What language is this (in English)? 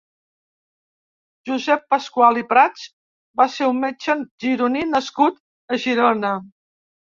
Catalan